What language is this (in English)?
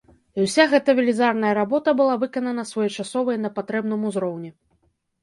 Belarusian